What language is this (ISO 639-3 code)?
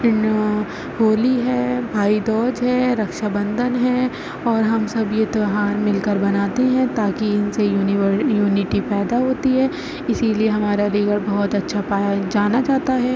urd